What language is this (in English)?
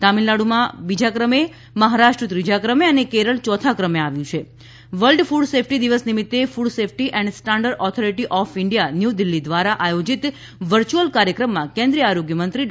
Gujarati